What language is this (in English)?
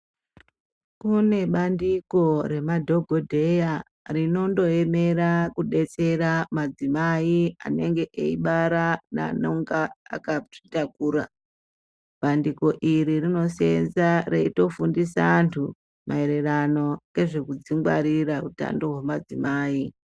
Ndau